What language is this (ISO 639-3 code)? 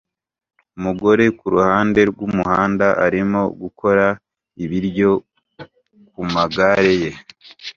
kin